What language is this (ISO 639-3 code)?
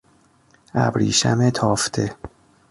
fas